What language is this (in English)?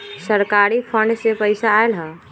Magahi